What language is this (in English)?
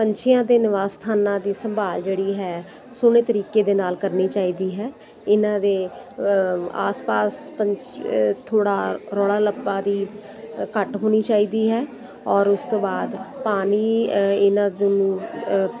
Punjabi